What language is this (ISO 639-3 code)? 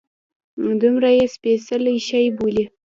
pus